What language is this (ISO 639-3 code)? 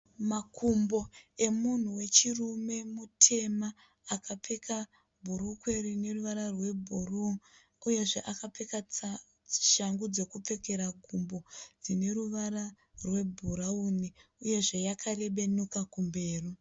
sna